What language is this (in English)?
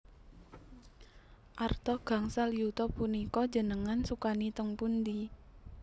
Javanese